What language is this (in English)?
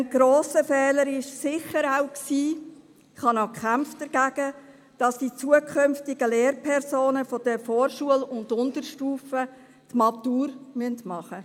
Swiss German